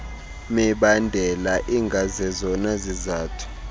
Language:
Xhosa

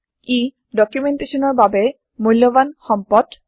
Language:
Assamese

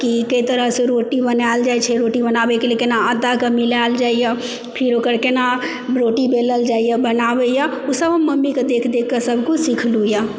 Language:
Maithili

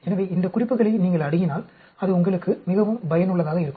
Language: Tamil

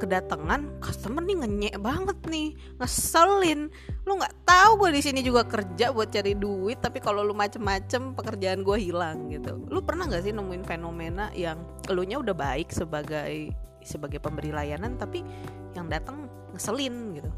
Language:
Indonesian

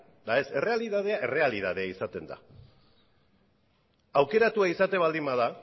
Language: Basque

